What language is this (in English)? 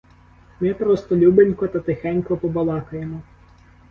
Ukrainian